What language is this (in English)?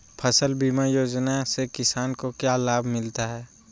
Magahi